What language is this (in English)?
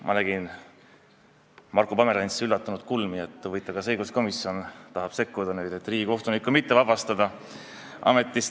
Estonian